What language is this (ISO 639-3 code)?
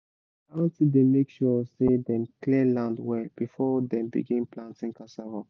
pcm